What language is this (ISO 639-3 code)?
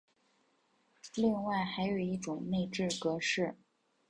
zho